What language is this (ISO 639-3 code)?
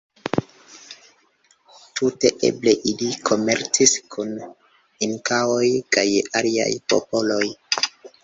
epo